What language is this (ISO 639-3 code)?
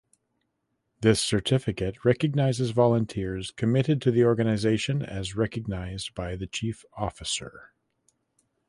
eng